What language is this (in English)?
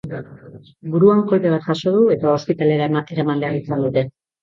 Basque